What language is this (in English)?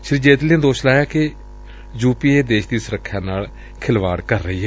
Punjabi